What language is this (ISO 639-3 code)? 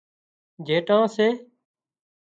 kxp